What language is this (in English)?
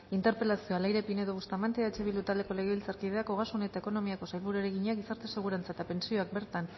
Basque